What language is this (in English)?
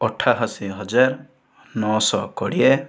Odia